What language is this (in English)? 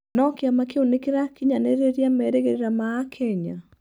Kikuyu